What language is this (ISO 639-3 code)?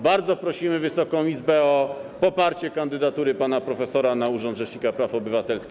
pol